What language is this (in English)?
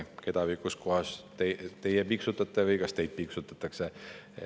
Estonian